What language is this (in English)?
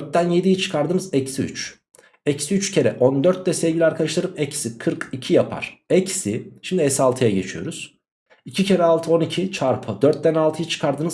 Turkish